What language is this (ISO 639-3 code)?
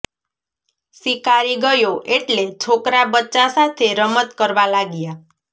guj